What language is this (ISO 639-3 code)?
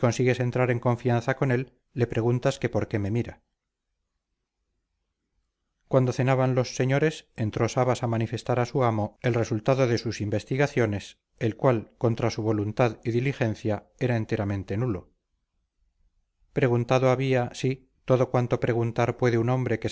spa